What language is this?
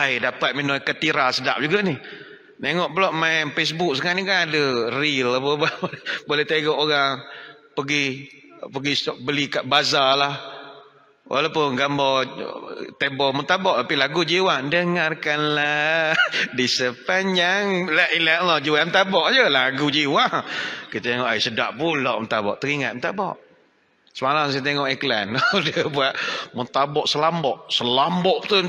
Malay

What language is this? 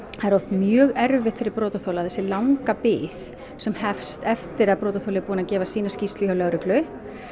Icelandic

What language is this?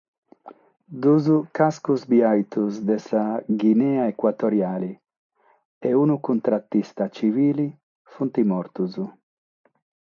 Sardinian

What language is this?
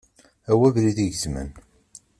Kabyle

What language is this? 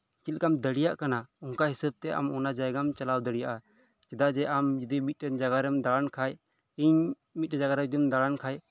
Santali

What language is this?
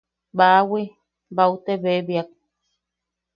Yaqui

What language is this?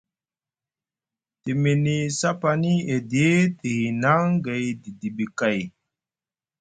Musgu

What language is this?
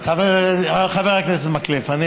Hebrew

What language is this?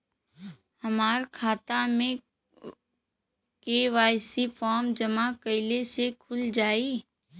Bhojpuri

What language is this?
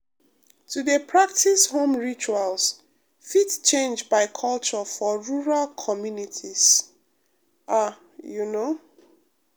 Nigerian Pidgin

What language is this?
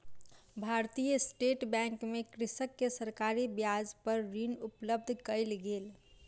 Maithili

